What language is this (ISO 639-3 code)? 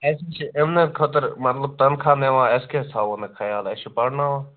kas